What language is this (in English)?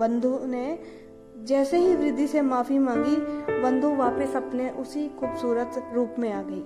Hindi